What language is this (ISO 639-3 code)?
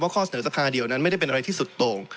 tha